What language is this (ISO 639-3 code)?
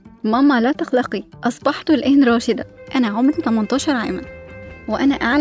ara